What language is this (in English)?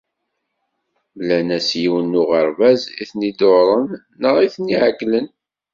Kabyle